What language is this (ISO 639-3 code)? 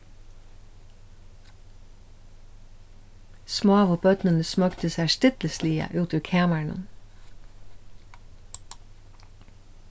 fao